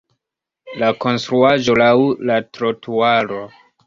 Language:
Esperanto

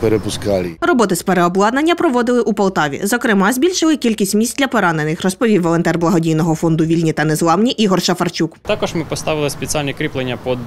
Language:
Ukrainian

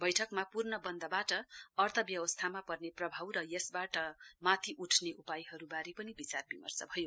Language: Nepali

